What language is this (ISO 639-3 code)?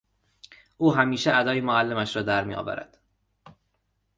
fas